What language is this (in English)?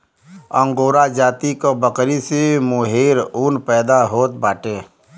Bhojpuri